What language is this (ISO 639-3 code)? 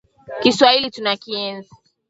swa